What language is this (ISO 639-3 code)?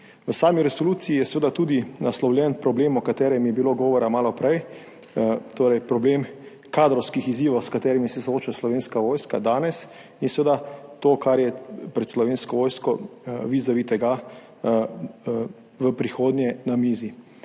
slv